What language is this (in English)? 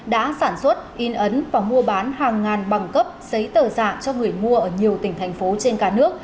Vietnamese